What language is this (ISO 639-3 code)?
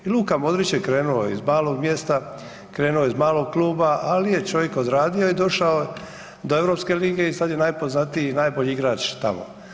hrv